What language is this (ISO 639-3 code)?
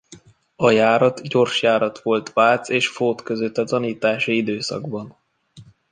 hun